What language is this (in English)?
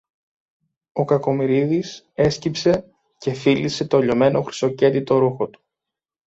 Greek